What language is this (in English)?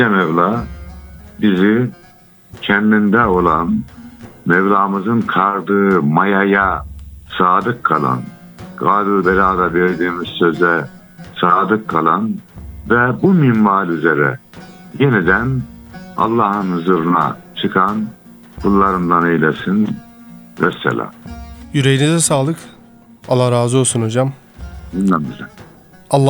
Turkish